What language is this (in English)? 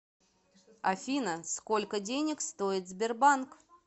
Russian